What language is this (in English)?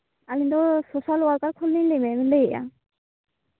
Santali